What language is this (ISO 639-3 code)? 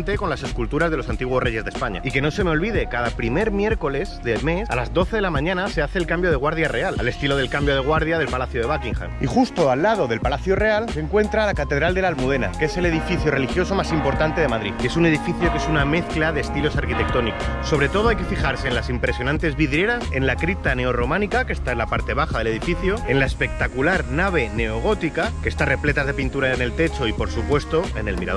spa